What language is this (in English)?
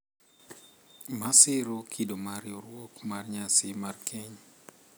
Luo (Kenya and Tanzania)